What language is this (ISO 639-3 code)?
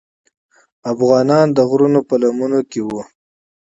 pus